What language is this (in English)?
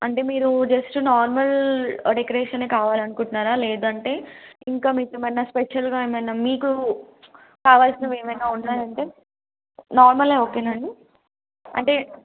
Telugu